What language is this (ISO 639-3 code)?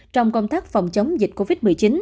vie